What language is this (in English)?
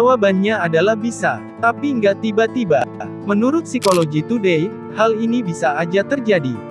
Indonesian